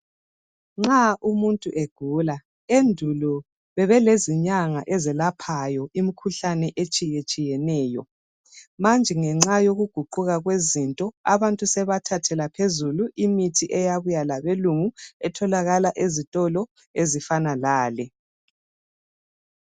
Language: North Ndebele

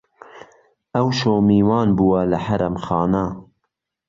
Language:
Central Kurdish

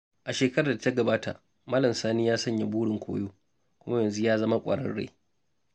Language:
Hausa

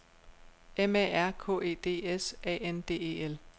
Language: Danish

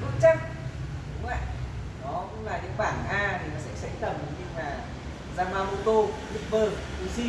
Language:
Vietnamese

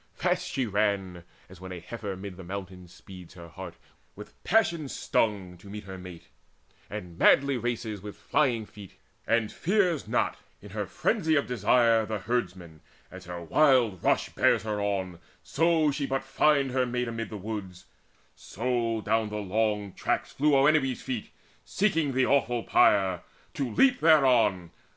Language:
English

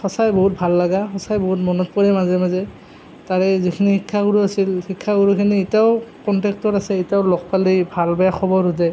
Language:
Assamese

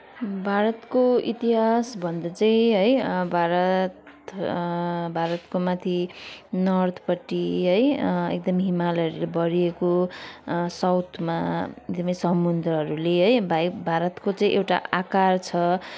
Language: Nepali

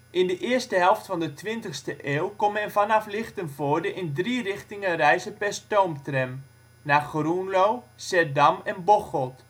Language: Dutch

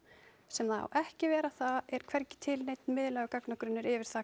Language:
Icelandic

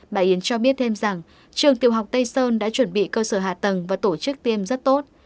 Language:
Vietnamese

